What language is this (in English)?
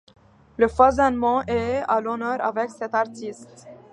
French